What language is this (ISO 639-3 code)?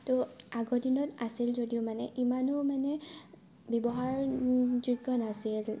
asm